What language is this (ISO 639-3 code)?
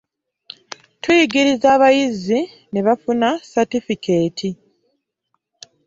lug